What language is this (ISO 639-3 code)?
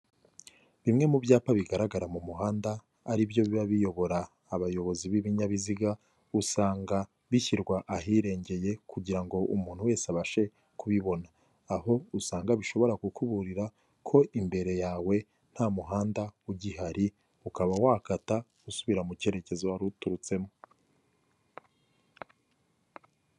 kin